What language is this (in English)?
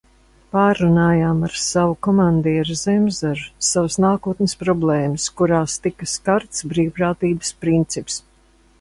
Latvian